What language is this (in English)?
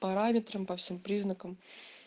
Russian